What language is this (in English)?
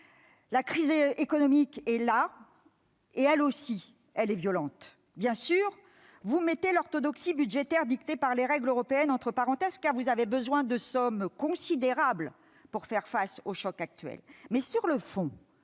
French